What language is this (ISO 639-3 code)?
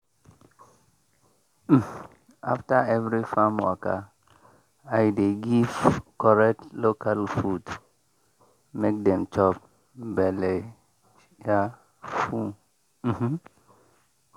pcm